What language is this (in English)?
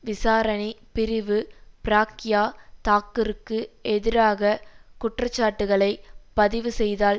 Tamil